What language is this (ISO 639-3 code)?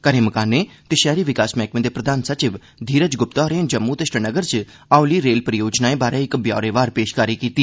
doi